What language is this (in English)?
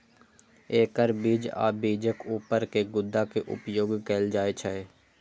Maithili